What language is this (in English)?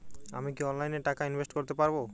Bangla